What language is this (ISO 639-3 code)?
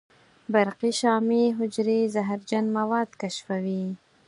pus